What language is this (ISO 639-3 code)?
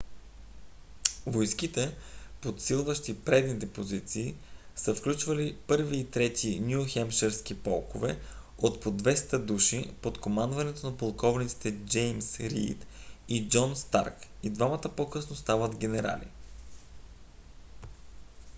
bul